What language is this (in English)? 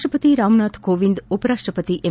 Kannada